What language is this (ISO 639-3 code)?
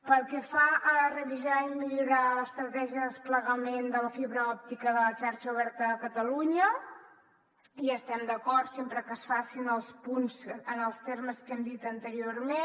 cat